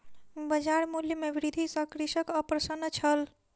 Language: Maithili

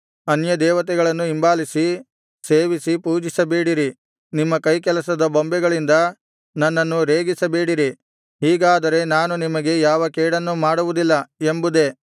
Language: Kannada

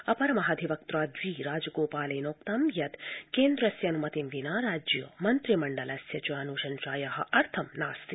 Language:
Sanskrit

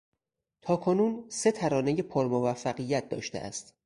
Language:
Persian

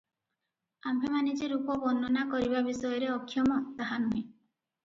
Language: Odia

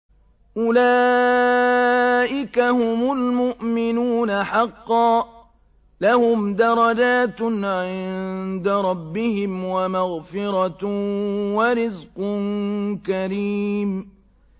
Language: Arabic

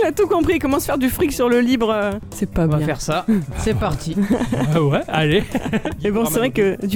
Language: French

